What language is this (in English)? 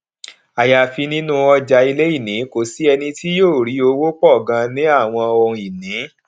Yoruba